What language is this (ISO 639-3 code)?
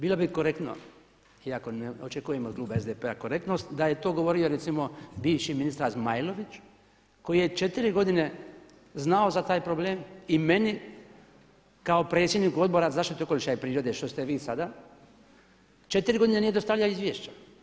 hrv